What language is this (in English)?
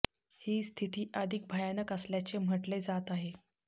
Marathi